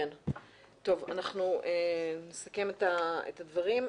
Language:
Hebrew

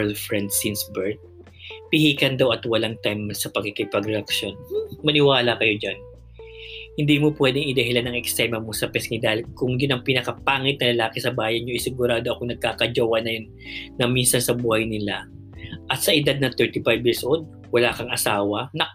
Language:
Filipino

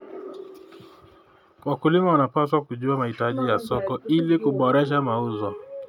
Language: Kalenjin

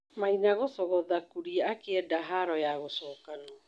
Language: Kikuyu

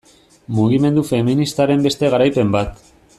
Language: Basque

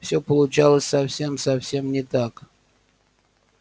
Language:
Russian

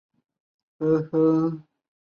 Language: Chinese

